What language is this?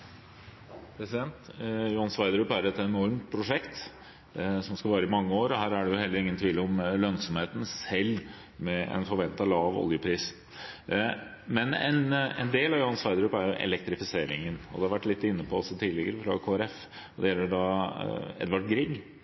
Norwegian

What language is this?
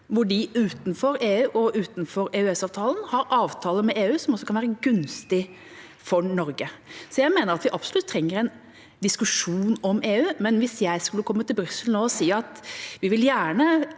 Norwegian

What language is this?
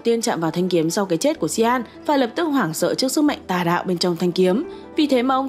Vietnamese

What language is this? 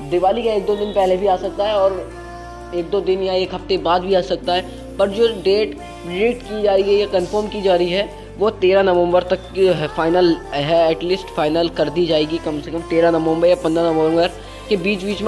Hindi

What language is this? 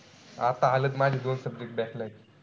Marathi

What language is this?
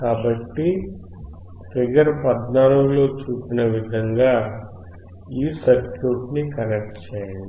Telugu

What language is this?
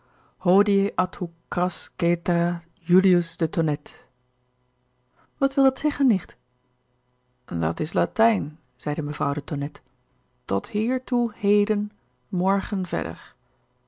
Dutch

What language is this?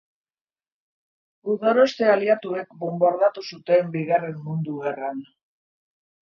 Basque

